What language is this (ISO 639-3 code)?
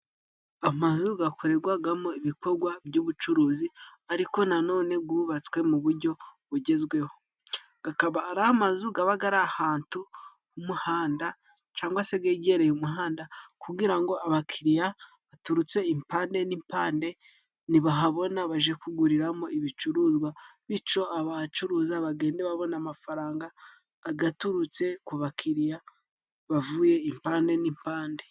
kin